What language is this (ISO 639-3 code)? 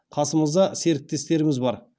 kaz